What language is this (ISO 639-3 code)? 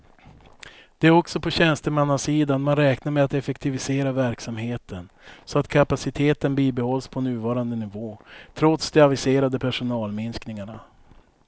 swe